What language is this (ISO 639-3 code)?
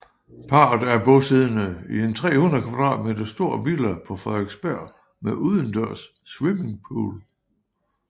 dan